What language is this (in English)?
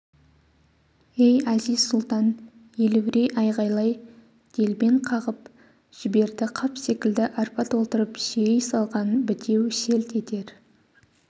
Kazakh